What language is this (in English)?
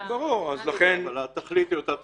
Hebrew